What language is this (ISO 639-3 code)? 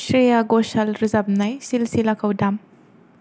brx